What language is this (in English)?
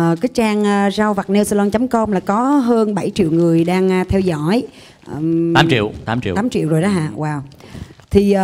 Vietnamese